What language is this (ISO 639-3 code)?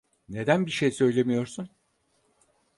tur